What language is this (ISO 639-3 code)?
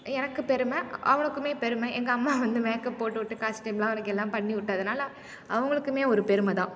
tam